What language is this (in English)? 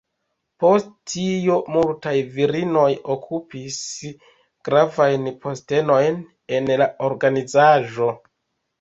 Esperanto